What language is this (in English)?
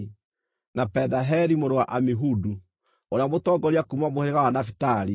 Kikuyu